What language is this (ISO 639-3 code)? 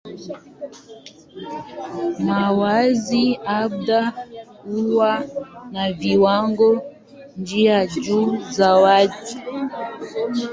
swa